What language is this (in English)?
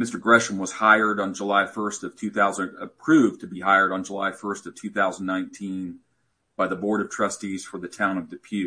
English